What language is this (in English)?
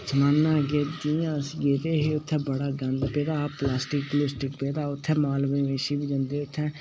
Dogri